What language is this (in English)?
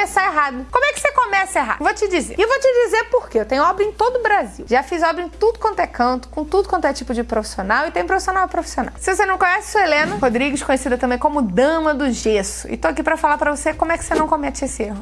Portuguese